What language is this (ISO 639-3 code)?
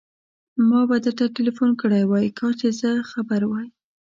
pus